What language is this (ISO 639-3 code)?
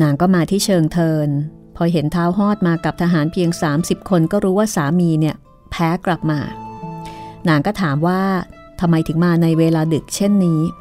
tha